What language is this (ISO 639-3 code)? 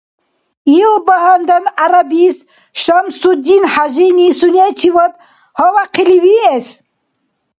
dar